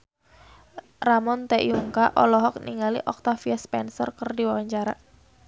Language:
Sundanese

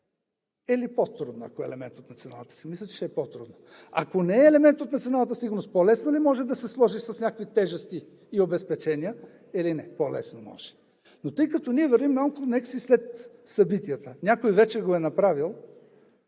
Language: Bulgarian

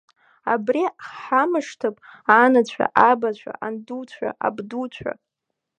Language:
Abkhazian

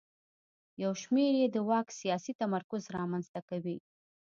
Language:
Pashto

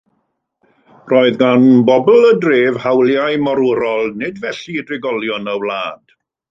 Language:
Welsh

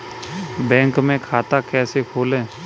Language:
Hindi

